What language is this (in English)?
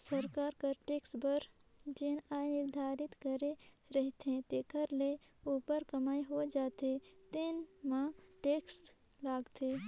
Chhattisgarhi